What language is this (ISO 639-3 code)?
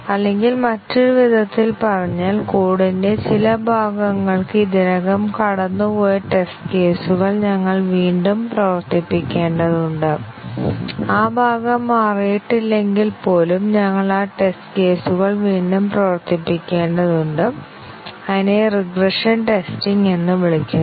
mal